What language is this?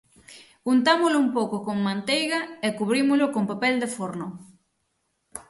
Galician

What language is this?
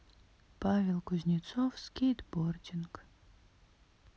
Russian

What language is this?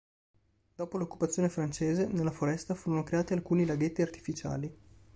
Italian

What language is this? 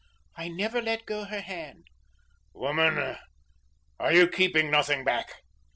English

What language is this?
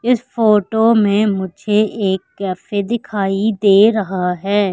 Hindi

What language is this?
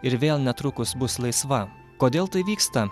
Lithuanian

